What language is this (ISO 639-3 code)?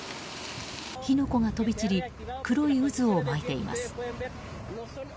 jpn